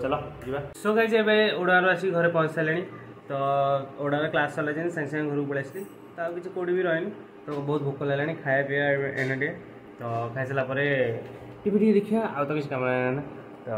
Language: Hindi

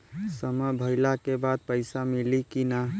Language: Bhojpuri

